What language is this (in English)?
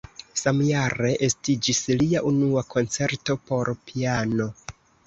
Esperanto